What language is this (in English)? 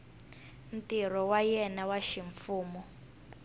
Tsonga